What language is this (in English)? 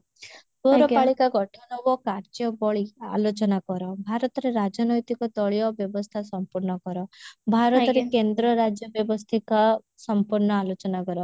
Odia